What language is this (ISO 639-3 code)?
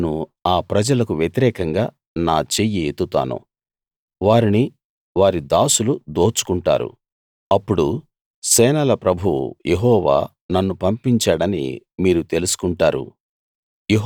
tel